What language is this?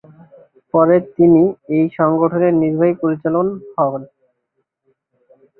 Bangla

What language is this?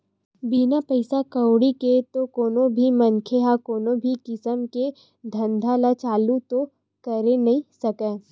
Chhattisgarhi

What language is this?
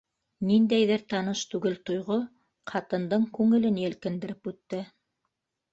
Bashkir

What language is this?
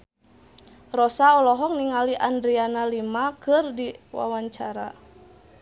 Sundanese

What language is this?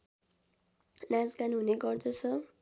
Nepali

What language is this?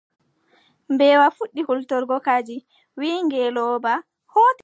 Adamawa Fulfulde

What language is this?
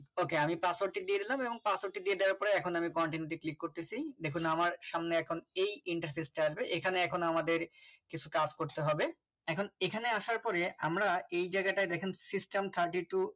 Bangla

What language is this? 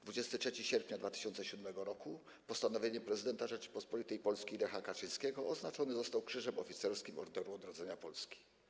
Polish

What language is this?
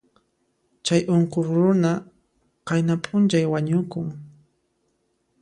Puno Quechua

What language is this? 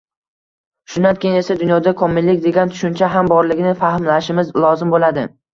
Uzbek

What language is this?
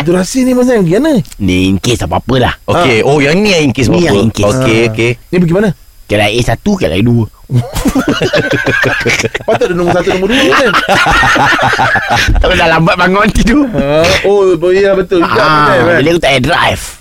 Malay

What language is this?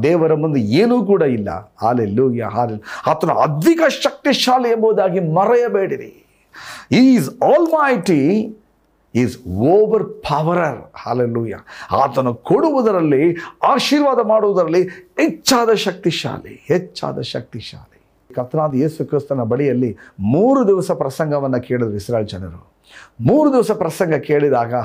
Kannada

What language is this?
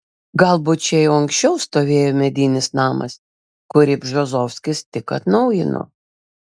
Lithuanian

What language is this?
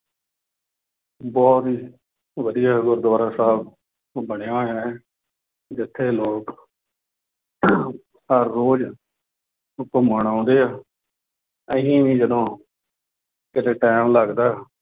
Punjabi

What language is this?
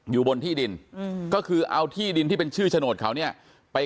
Thai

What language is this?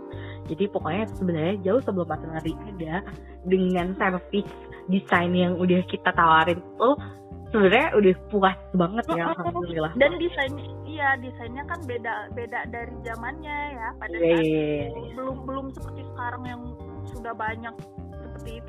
Indonesian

